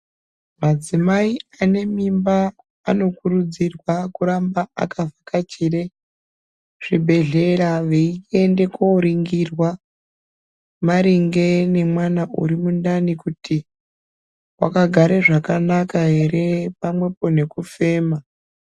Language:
Ndau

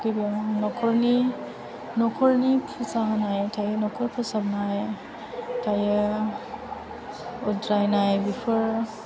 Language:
Bodo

